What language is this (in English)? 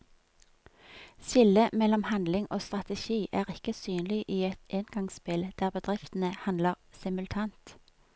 Norwegian